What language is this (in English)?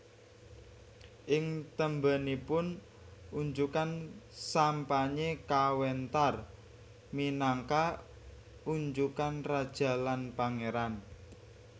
Javanese